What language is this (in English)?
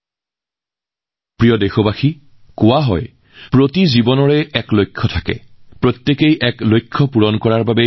Assamese